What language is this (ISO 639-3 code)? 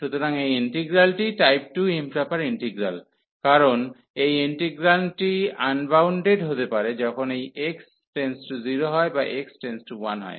ben